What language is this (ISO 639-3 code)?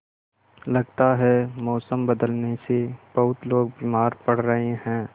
hin